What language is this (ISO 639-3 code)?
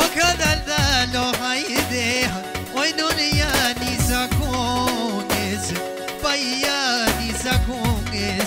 ron